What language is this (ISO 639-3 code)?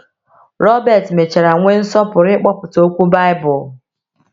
ibo